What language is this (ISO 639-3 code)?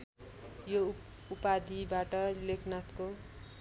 nep